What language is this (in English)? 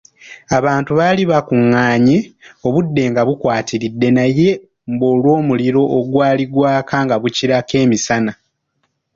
Ganda